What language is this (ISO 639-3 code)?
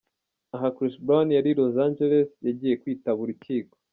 kin